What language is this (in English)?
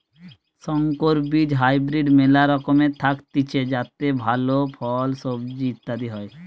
Bangla